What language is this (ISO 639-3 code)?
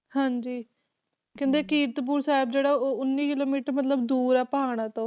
pan